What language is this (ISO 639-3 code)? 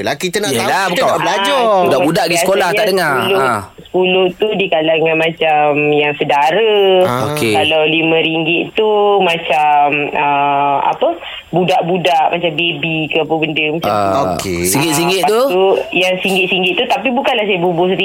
msa